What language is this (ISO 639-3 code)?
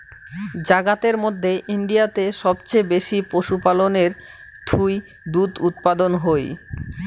ben